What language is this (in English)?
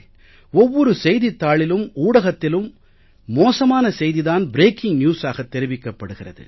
Tamil